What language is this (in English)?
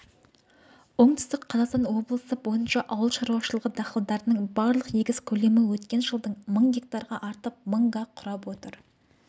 Kazakh